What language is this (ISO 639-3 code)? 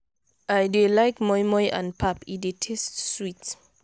pcm